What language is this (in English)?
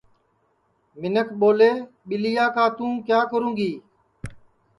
Sansi